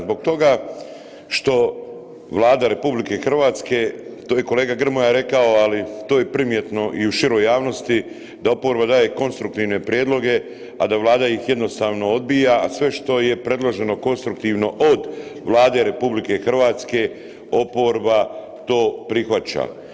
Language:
Croatian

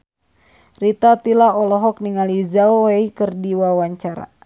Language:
Sundanese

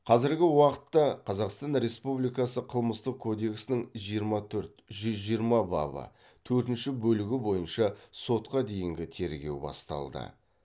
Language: Kazakh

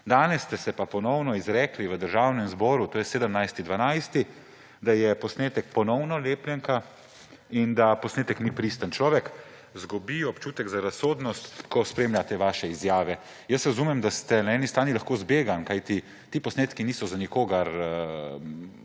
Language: Slovenian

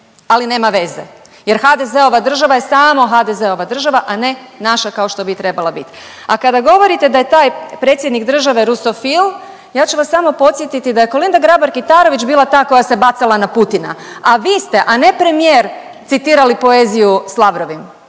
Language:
Croatian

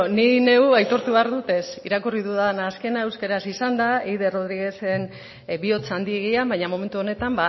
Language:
Basque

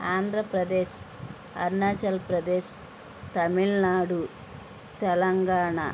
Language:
Telugu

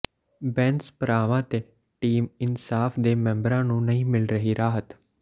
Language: Punjabi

